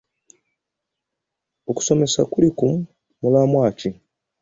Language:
Ganda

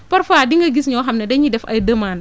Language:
Wolof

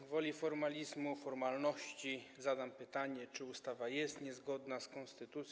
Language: Polish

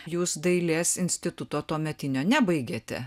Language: Lithuanian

